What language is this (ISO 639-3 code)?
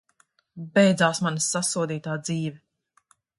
lav